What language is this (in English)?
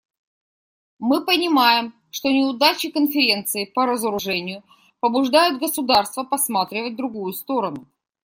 Russian